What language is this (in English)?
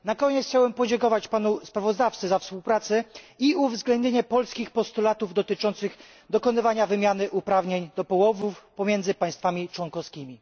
Polish